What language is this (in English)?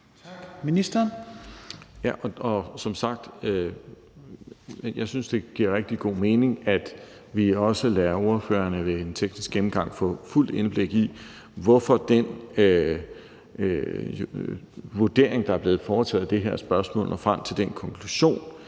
Danish